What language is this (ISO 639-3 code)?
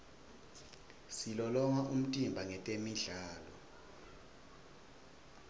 ssw